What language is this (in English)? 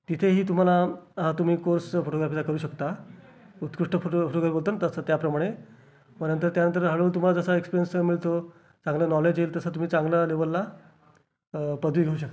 Marathi